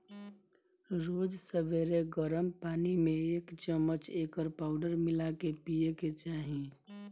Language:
Bhojpuri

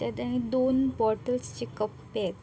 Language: Marathi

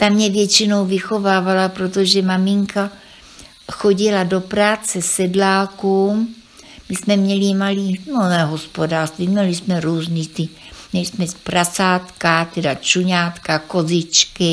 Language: Czech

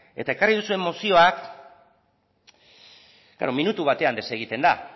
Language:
Basque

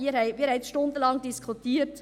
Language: Swiss German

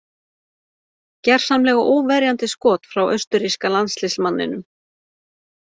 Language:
Icelandic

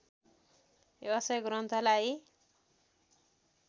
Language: Nepali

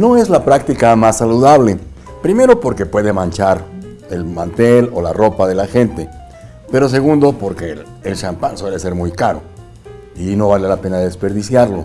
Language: Spanish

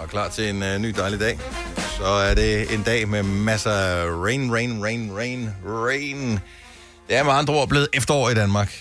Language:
Danish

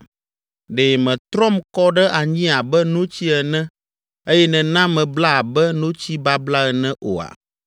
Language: Ewe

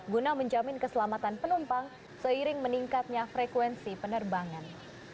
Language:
Indonesian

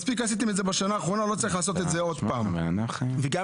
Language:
Hebrew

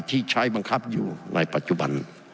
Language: Thai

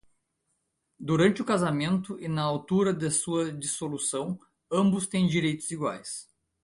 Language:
Portuguese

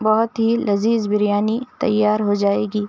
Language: Urdu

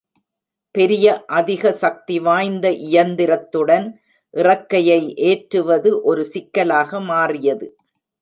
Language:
Tamil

